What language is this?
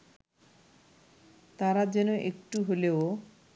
Bangla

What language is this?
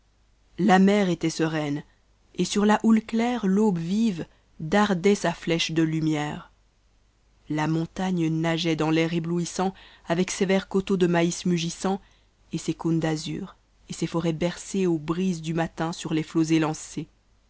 French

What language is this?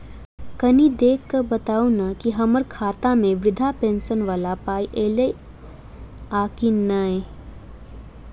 Maithili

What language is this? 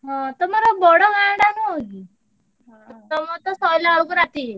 Odia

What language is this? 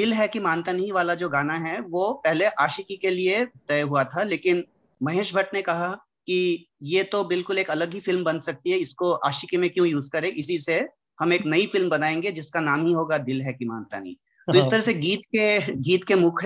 Hindi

